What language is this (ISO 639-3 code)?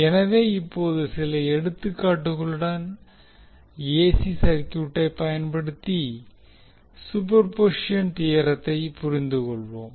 tam